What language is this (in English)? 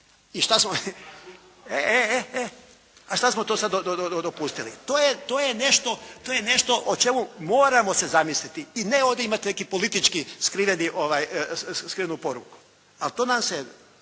Croatian